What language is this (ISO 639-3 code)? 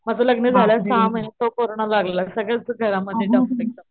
mar